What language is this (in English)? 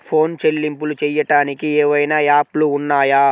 Telugu